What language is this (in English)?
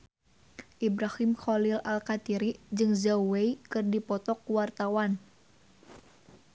Sundanese